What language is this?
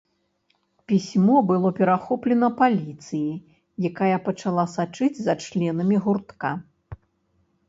Belarusian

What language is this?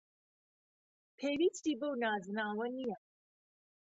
Central Kurdish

